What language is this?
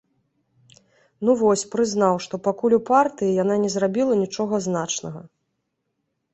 Belarusian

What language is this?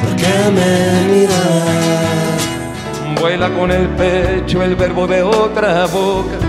Spanish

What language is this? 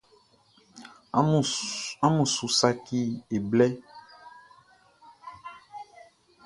Baoulé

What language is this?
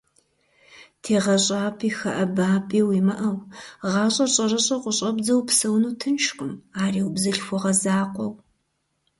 Kabardian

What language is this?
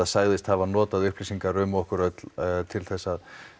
Icelandic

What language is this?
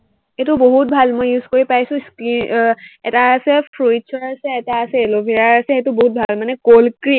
Assamese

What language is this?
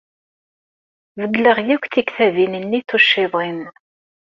Kabyle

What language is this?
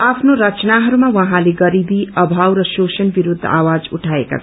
Nepali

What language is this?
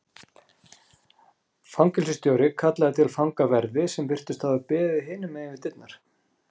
Icelandic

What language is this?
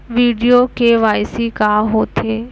Chhattisgarhi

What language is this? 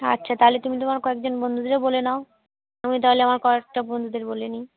Bangla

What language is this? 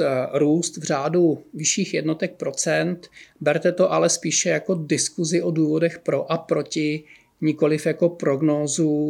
Czech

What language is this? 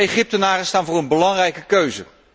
Dutch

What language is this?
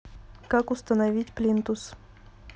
Russian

